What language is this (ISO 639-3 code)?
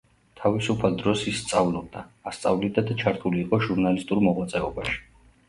kat